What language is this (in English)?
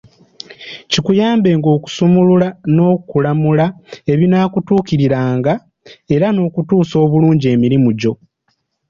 Ganda